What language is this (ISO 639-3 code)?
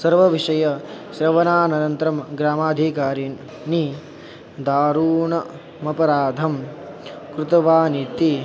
san